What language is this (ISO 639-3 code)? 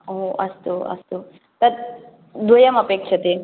san